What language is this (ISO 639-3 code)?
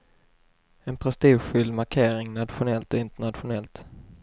swe